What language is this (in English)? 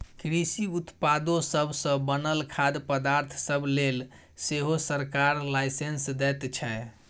Maithili